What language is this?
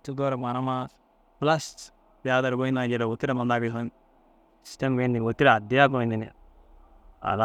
Dazaga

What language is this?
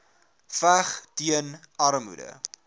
Afrikaans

